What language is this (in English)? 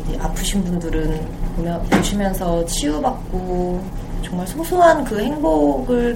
Korean